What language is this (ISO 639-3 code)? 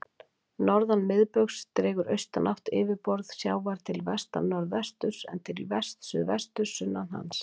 isl